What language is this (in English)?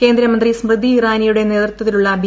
Malayalam